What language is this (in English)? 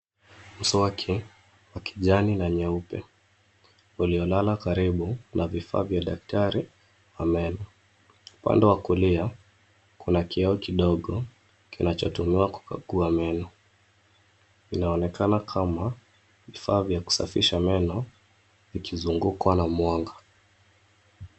Swahili